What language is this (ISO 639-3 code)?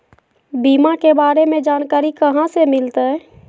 mag